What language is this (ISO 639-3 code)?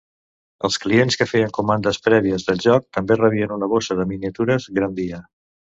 cat